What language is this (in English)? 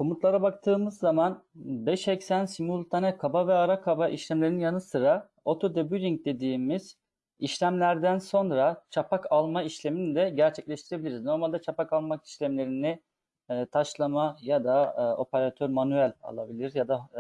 Turkish